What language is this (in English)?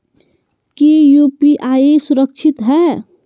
Magahi